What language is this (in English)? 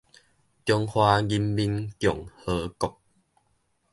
Min Nan Chinese